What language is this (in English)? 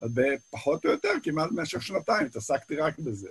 Hebrew